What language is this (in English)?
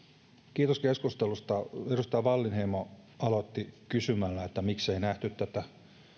Finnish